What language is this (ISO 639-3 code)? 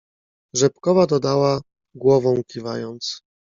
pol